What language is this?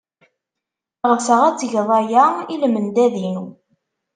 Kabyle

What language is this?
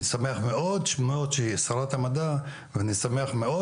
Hebrew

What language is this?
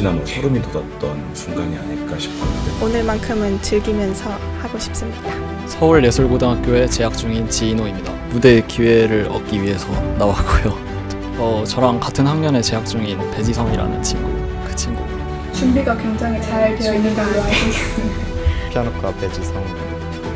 Korean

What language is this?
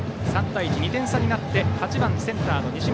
Japanese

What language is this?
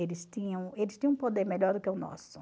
Portuguese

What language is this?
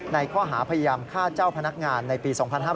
Thai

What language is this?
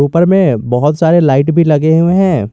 Hindi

